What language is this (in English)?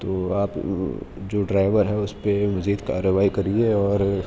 Urdu